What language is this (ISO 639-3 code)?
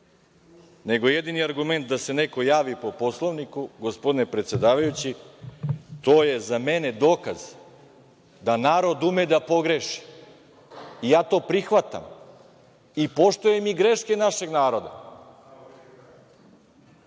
srp